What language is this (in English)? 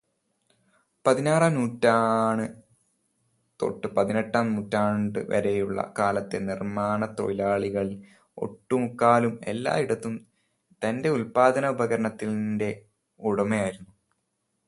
Malayalam